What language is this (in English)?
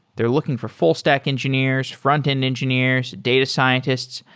English